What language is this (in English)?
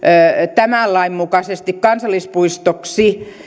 Finnish